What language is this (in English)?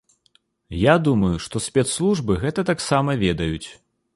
Belarusian